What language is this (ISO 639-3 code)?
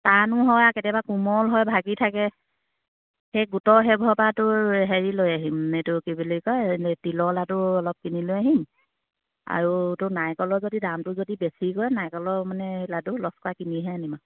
asm